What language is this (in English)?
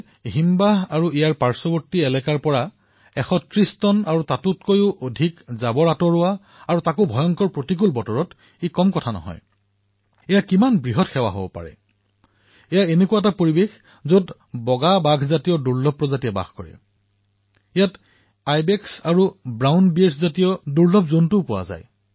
Assamese